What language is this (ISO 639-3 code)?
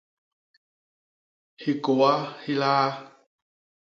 bas